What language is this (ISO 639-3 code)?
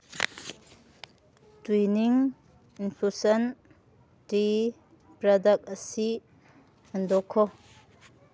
mni